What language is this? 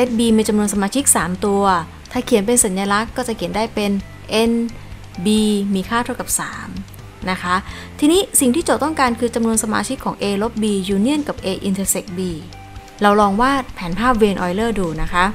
Thai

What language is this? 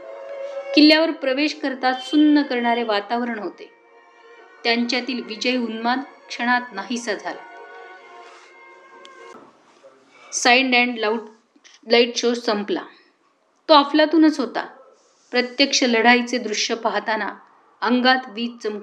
Marathi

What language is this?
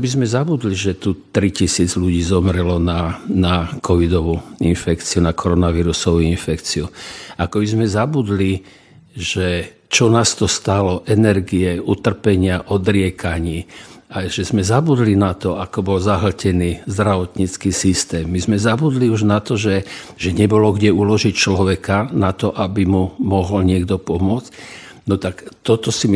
Slovak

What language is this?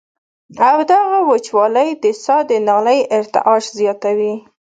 Pashto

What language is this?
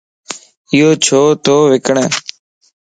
Lasi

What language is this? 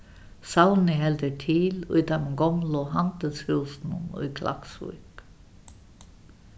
Faroese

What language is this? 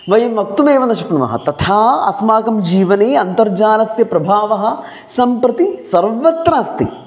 Sanskrit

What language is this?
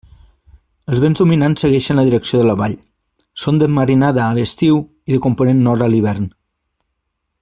Catalan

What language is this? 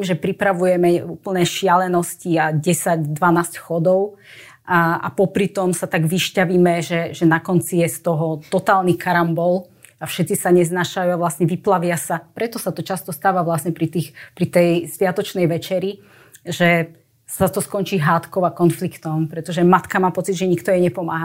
Slovak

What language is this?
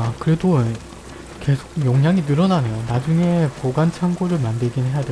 Korean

